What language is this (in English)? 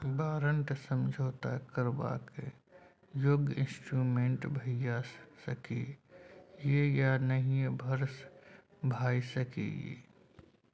Maithili